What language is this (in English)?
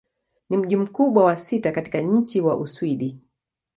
Swahili